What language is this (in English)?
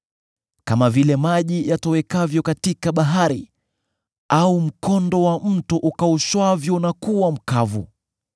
Swahili